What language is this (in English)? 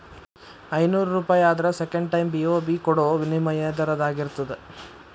Kannada